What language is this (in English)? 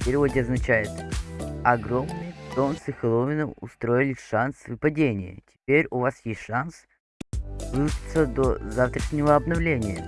Russian